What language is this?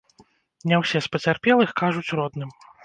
Belarusian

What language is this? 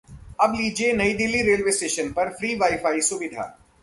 Hindi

